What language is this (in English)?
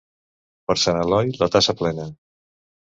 Catalan